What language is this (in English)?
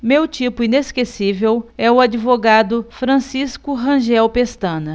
Portuguese